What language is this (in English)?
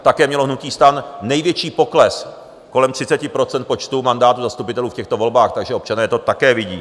Czech